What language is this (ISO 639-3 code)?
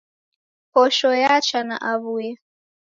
dav